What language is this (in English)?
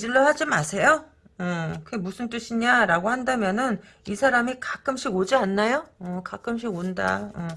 Korean